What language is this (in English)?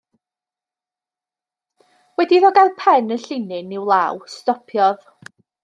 Welsh